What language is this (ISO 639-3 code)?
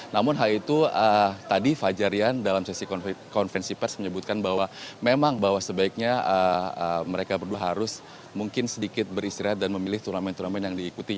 ind